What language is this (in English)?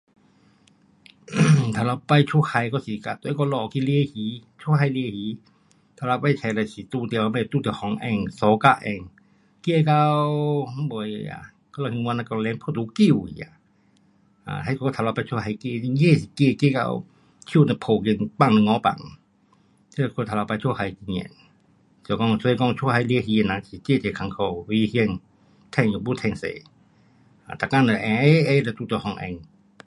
Pu-Xian Chinese